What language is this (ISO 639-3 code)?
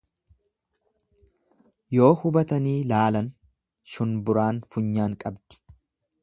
orm